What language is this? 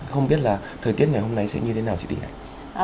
Vietnamese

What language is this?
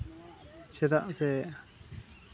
Santali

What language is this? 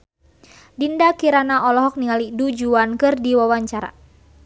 Sundanese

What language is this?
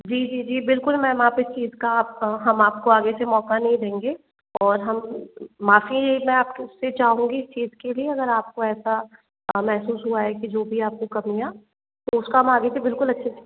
Hindi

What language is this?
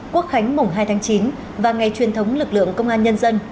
Vietnamese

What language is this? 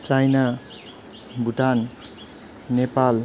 Nepali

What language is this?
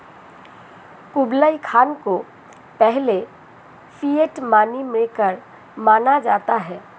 Hindi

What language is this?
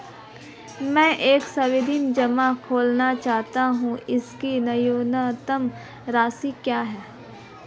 Hindi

